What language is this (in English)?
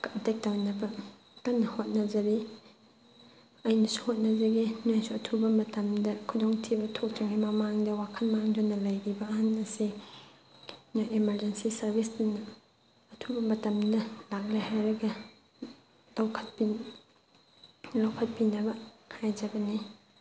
Manipuri